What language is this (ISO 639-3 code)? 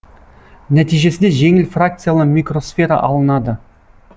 kaz